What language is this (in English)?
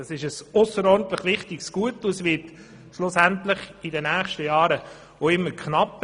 Swiss German